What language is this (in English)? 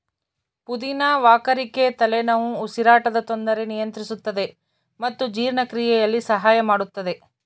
Kannada